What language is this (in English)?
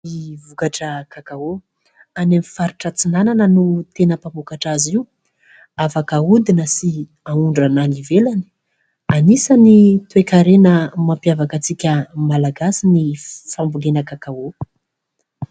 Malagasy